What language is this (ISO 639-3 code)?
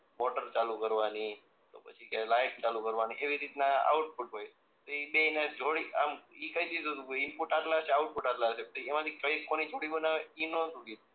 guj